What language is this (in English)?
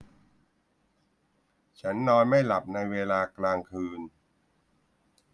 Thai